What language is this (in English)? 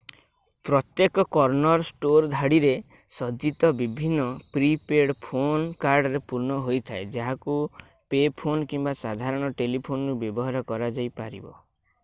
Odia